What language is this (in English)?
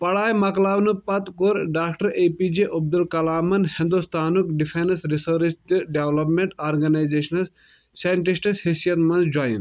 Kashmiri